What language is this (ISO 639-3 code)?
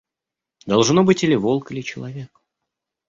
rus